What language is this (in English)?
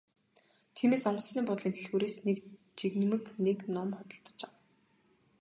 Mongolian